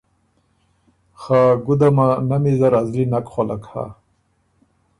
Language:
Ormuri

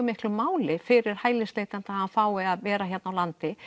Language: Icelandic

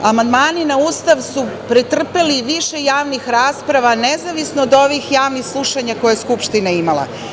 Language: Serbian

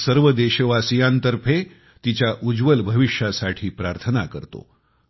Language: Marathi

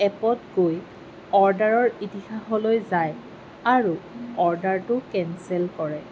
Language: Assamese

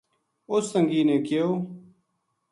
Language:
Gujari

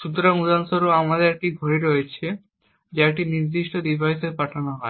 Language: Bangla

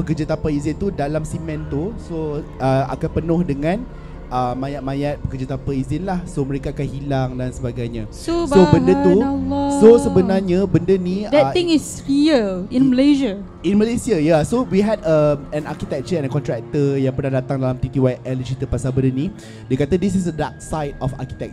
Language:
Malay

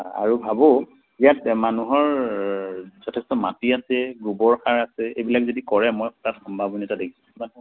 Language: Assamese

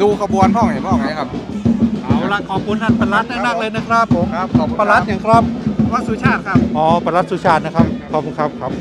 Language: Thai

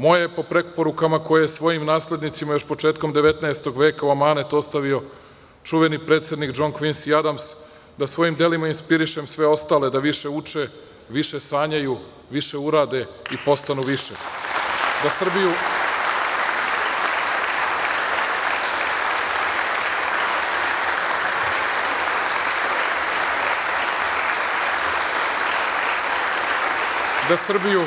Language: Serbian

